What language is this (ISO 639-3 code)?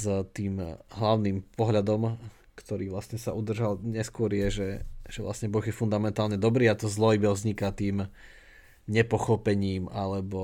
slk